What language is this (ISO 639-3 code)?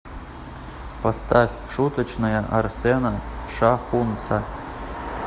rus